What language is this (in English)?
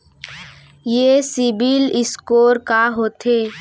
Chhattisgarhi